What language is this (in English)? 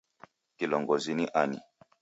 Taita